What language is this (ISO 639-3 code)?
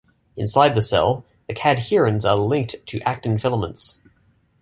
eng